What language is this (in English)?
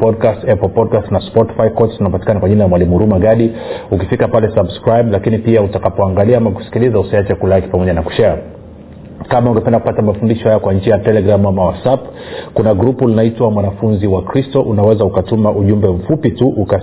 Swahili